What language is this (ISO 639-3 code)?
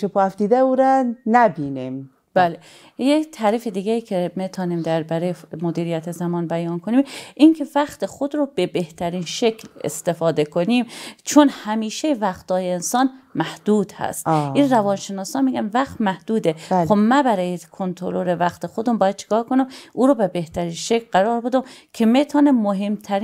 fas